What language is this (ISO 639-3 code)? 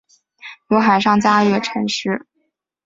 zho